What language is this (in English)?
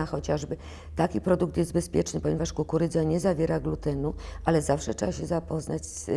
Polish